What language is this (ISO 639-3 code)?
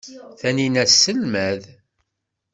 kab